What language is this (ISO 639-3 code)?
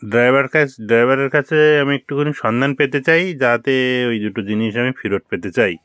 ben